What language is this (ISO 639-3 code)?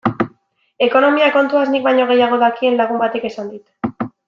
eus